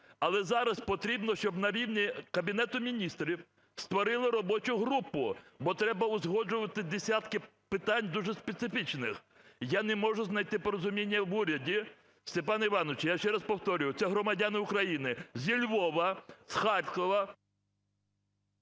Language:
Ukrainian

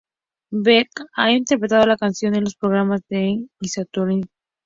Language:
Spanish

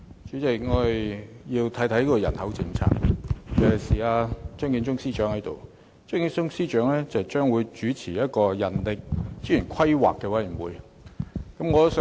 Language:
Cantonese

